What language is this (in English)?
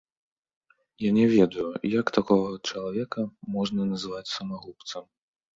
Belarusian